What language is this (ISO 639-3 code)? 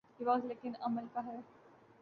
urd